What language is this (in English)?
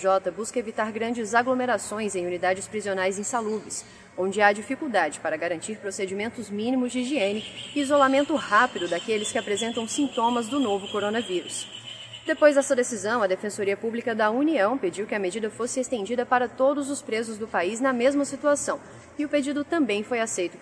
Portuguese